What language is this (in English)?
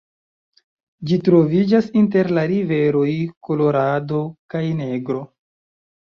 Esperanto